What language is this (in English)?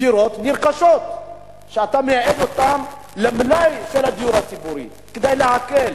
Hebrew